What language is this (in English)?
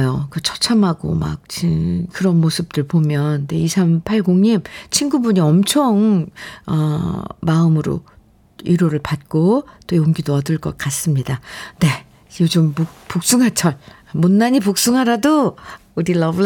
Korean